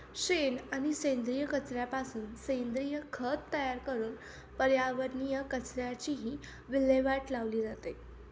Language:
Marathi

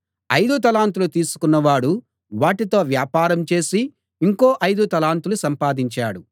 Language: Telugu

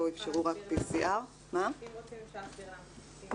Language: Hebrew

